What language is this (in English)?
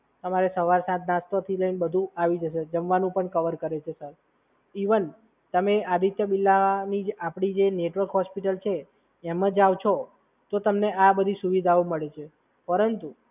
Gujarati